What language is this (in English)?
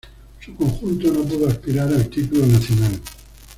Spanish